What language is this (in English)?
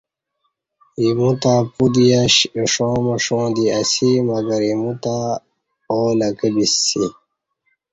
Kati